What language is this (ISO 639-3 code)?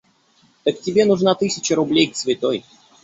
rus